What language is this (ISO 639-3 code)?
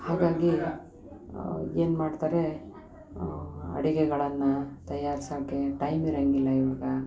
kan